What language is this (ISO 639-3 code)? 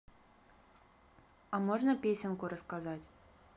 rus